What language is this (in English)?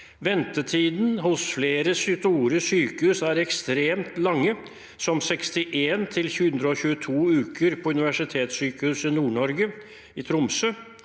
Norwegian